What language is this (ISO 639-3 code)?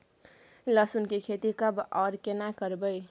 mai